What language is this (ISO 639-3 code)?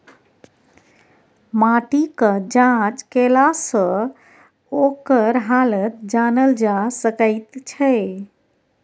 mai